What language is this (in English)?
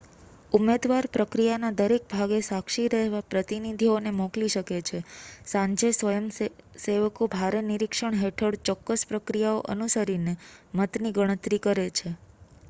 Gujarati